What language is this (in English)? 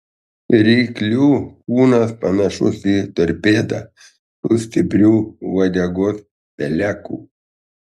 Lithuanian